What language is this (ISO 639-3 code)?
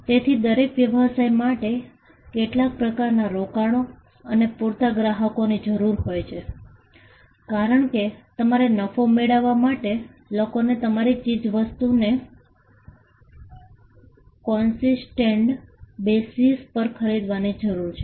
guj